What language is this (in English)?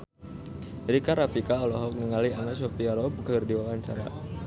Sundanese